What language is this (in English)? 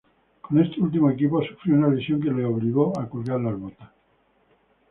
Spanish